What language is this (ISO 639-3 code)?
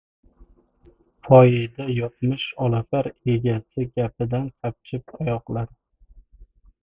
uzb